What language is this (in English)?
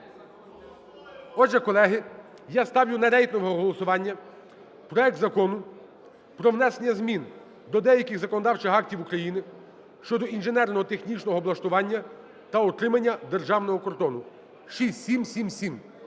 Ukrainian